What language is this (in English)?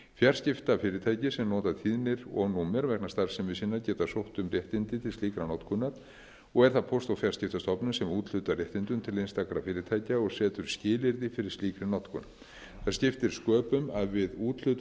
Icelandic